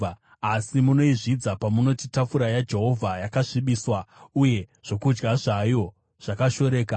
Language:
Shona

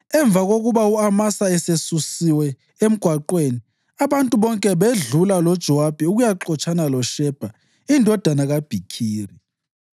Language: North Ndebele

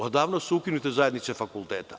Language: Serbian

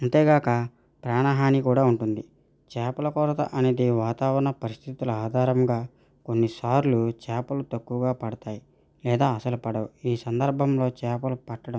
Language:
Telugu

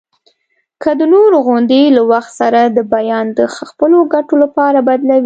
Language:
Pashto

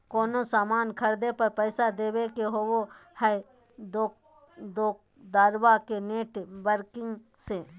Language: Magahi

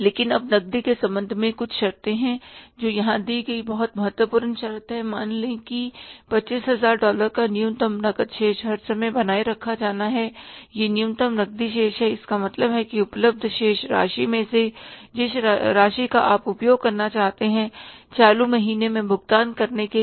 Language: Hindi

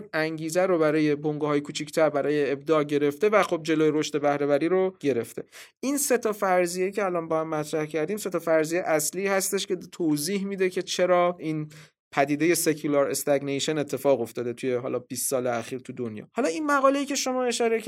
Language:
Persian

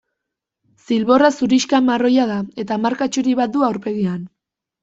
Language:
Basque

